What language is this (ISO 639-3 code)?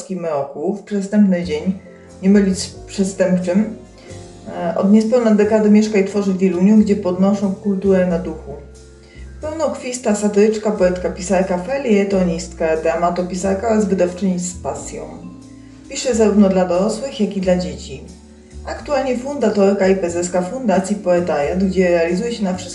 pol